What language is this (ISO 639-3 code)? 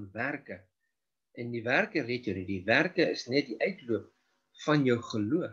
nld